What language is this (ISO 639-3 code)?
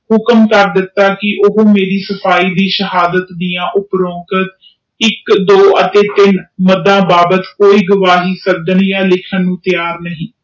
pan